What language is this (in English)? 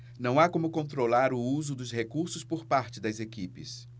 Portuguese